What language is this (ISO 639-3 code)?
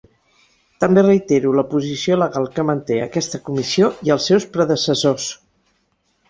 cat